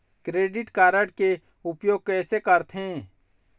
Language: Chhattisgarhi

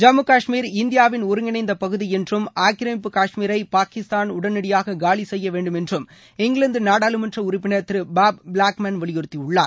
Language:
Tamil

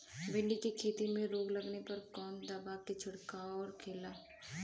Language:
Bhojpuri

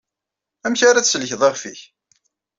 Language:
Kabyle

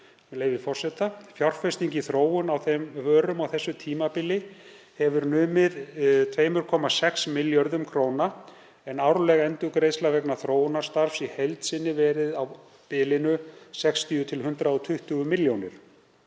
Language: Icelandic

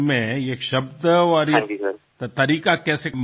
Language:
Gujarati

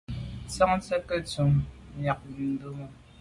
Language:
Medumba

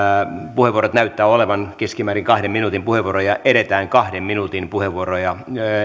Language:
Finnish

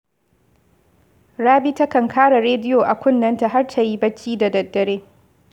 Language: Hausa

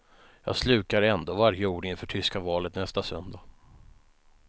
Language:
Swedish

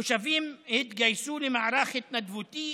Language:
Hebrew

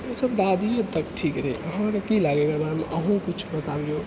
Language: Maithili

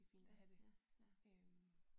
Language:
Danish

